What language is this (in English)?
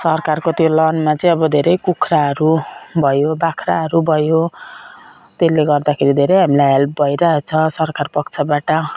Nepali